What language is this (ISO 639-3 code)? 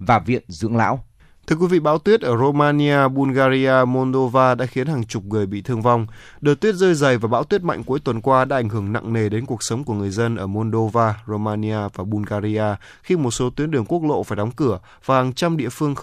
vie